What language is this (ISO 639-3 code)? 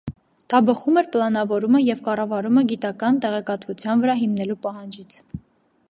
hye